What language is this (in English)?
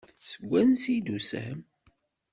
Kabyle